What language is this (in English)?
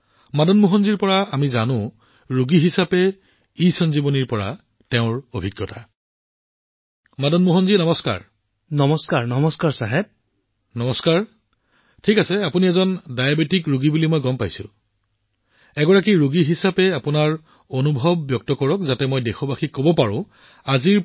Assamese